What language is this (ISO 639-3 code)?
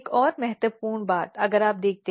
hin